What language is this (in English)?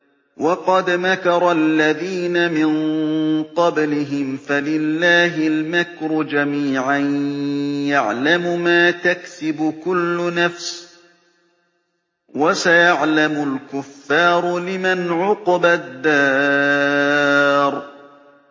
Arabic